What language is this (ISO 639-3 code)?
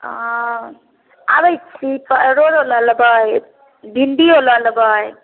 mai